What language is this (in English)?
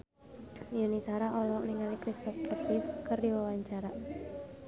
Sundanese